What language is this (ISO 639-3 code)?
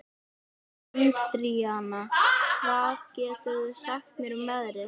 isl